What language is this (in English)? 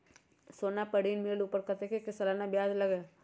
Magahi